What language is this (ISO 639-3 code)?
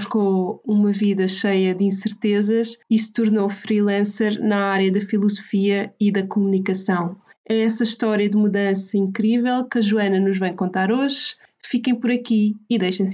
por